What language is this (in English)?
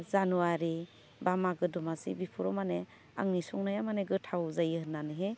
Bodo